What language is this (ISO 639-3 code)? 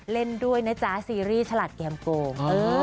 tha